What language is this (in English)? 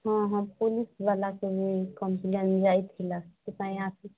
Odia